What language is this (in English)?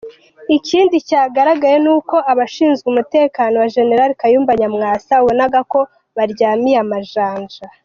Kinyarwanda